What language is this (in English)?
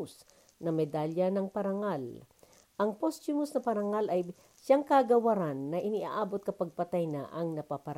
Filipino